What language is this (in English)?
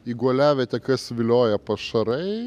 Lithuanian